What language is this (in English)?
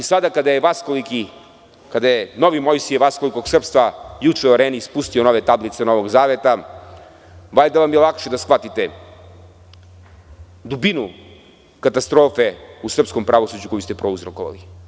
Serbian